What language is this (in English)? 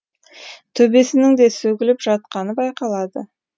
Kazakh